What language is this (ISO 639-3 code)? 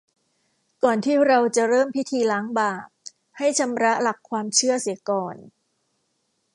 tha